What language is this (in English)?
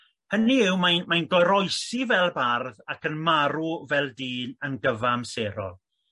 Welsh